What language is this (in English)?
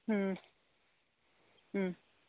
Manipuri